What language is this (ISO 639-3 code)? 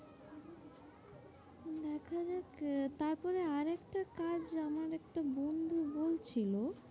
ben